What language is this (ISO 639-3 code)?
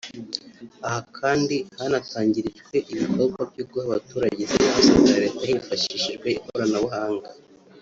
kin